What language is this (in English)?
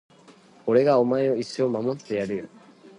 Japanese